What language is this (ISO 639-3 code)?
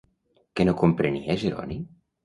cat